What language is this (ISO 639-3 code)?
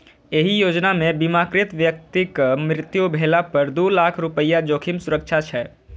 mai